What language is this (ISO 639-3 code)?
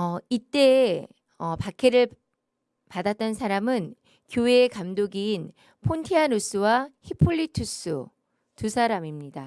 kor